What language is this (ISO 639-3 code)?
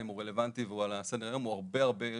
heb